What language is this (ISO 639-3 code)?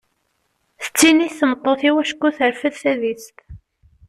kab